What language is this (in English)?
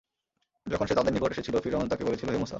Bangla